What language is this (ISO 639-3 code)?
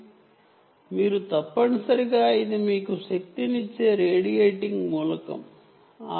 tel